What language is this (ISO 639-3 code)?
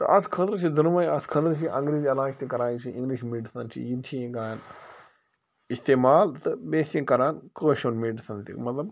kas